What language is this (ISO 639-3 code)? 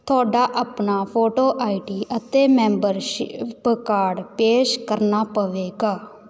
pan